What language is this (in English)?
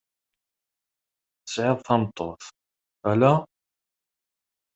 Kabyle